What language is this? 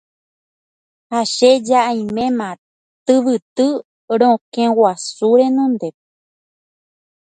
Guarani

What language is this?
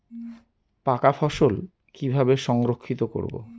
Bangla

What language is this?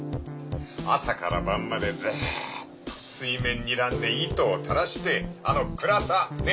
Japanese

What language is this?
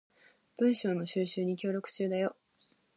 Japanese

